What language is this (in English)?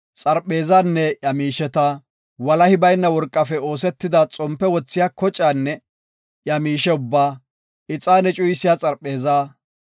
Gofa